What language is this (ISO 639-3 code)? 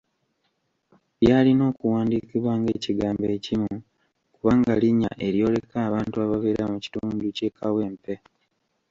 lug